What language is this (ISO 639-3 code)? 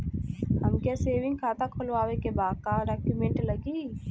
bho